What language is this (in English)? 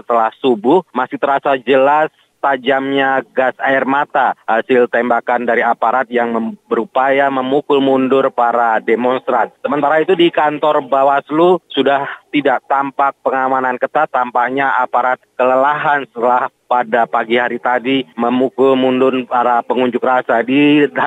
Indonesian